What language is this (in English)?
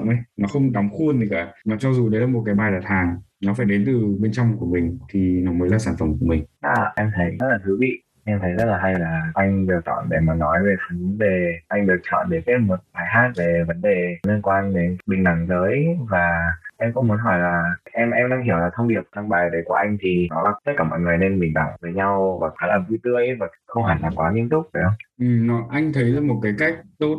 Vietnamese